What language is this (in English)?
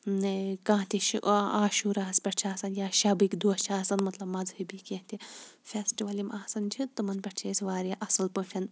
Kashmiri